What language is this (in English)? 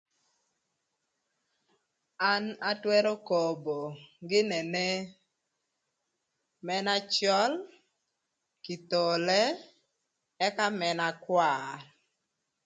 Thur